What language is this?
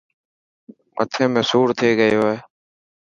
Dhatki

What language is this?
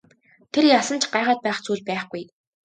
Mongolian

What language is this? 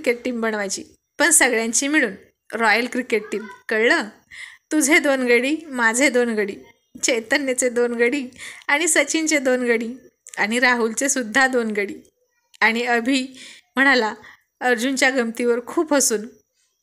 Marathi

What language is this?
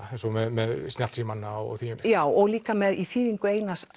Icelandic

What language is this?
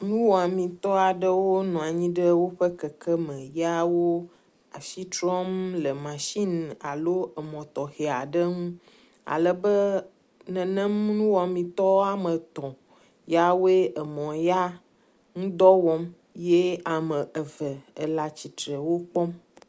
Ewe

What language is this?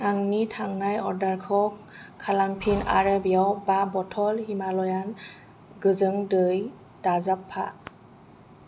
Bodo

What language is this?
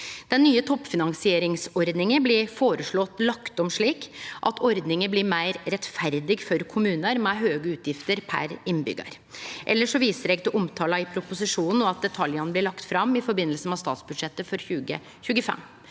Norwegian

